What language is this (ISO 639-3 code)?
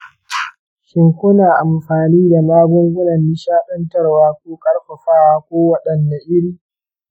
hau